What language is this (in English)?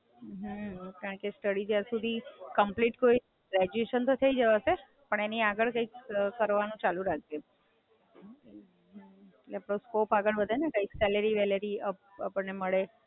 Gujarati